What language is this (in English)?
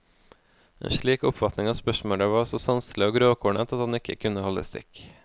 Norwegian